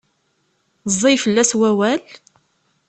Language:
Kabyle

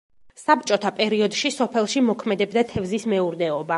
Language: Georgian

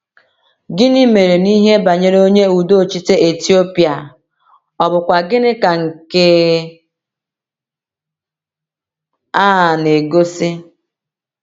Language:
Igbo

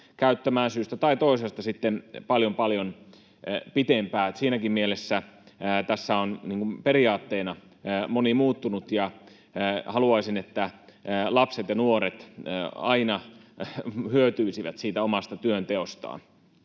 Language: Finnish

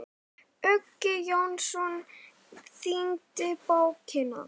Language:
Icelandic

